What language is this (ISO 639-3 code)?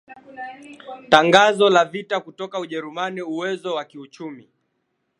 swa